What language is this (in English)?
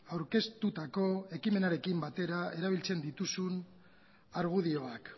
Basque